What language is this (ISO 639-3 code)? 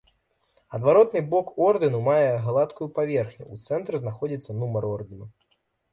bel